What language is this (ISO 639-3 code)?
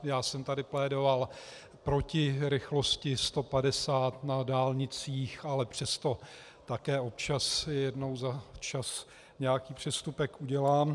ces